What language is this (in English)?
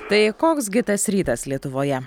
Lithuanian